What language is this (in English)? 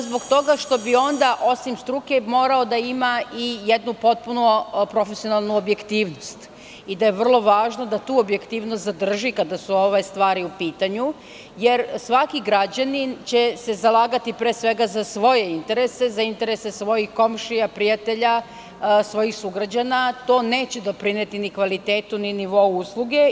Serbian